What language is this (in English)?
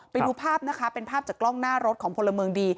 Thai